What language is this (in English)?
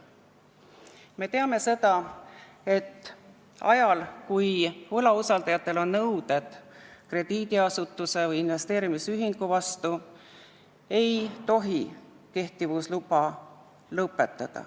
Estonian